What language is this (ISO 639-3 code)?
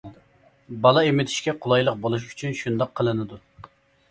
uig